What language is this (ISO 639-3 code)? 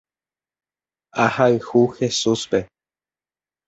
grn